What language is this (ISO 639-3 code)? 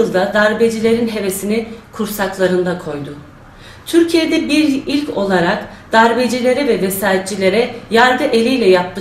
tur